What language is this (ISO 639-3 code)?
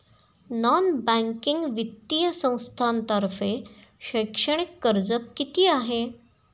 mar